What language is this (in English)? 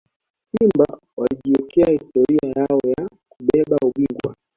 Swahili